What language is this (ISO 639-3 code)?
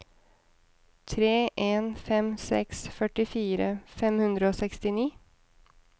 nor